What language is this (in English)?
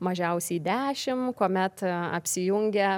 Lithuanian